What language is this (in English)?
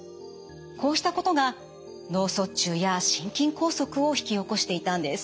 Japanese